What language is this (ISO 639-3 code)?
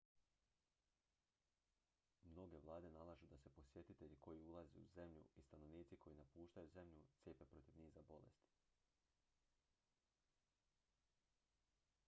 hrv